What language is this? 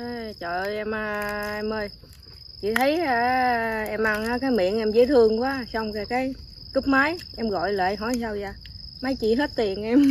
Vietnamese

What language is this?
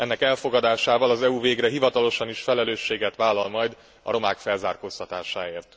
Hungarian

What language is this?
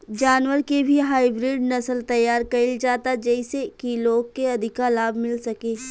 Bhojpuri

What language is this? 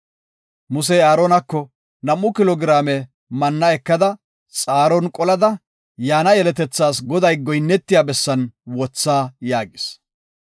Gofa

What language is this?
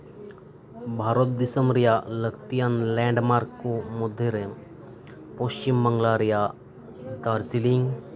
Santali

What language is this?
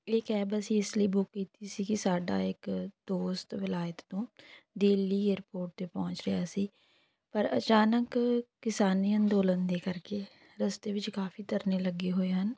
Punjabi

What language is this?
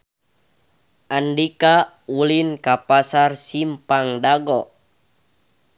Sundanese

